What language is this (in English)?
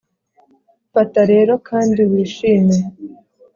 Kinyarwanda